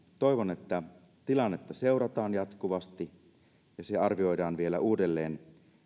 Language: Finnish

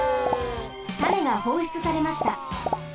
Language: Japanese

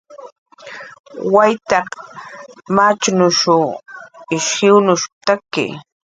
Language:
Jaqaru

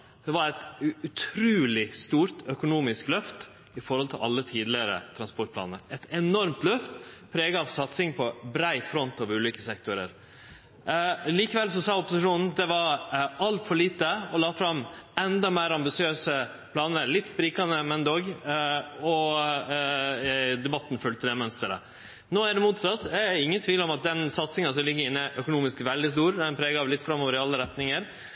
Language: Norwegian Nynorsk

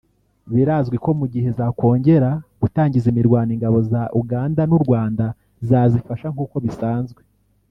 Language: Kinyarwanda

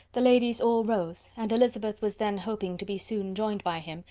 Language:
English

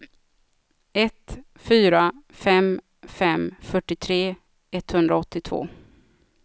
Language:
Swedish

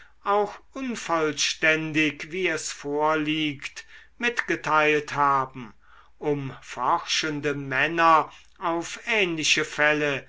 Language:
German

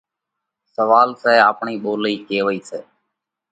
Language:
Parkari Koli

